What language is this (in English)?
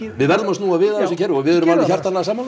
Icelandic